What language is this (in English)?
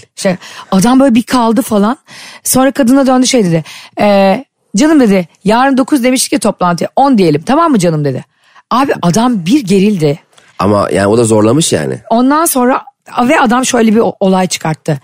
Turkish